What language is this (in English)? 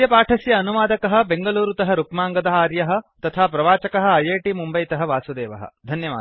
Sanskrit